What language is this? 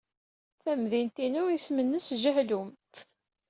Kabyle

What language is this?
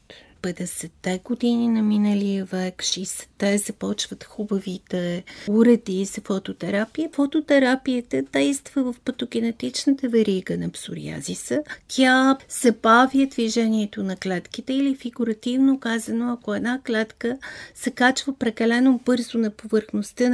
Bulgarian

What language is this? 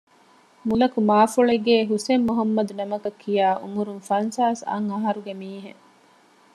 Divehi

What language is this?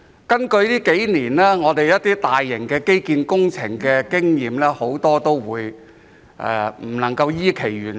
Cantonese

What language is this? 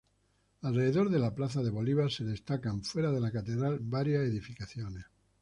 Spanish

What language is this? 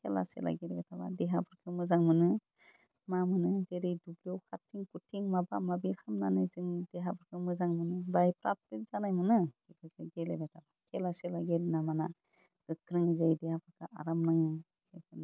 Bodo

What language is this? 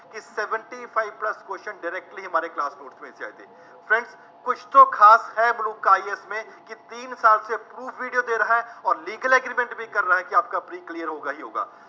Punjabi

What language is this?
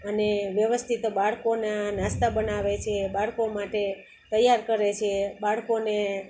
Gujarati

